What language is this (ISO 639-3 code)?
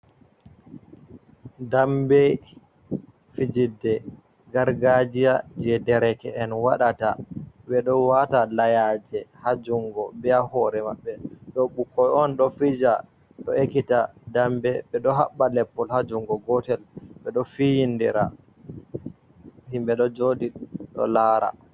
ful